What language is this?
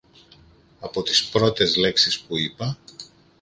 Greek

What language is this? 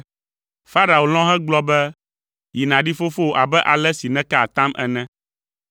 Ewe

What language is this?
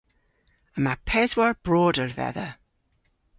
Cornish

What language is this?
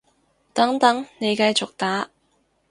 Cantonese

